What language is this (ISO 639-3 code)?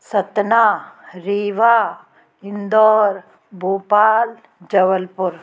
hin